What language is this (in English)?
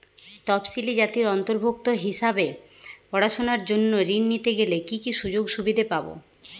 Bangla